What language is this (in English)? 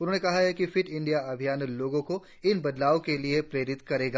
Hindi